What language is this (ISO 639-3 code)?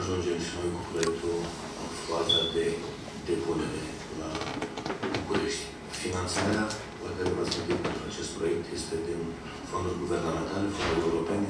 ron